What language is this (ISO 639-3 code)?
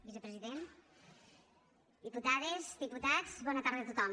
cat